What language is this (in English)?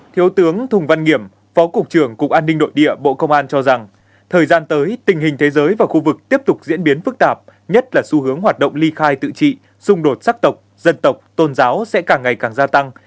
Vietnamese